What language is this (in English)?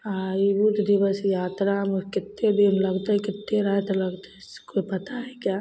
Maithili